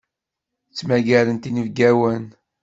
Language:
Kabyle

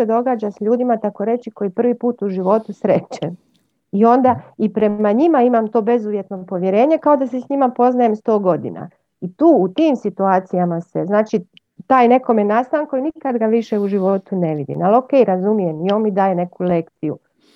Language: Croatian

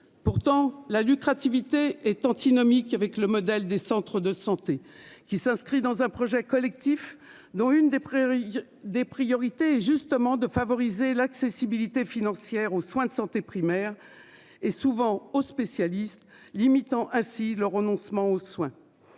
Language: French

